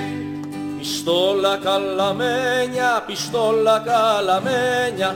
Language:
Greek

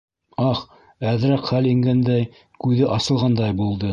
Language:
Bashkir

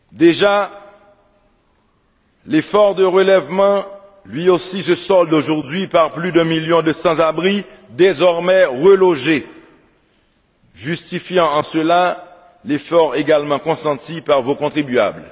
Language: French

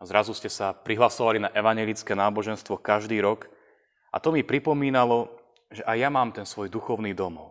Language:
Slovak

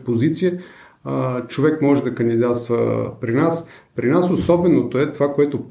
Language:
Bulgarian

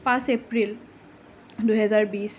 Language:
Assamese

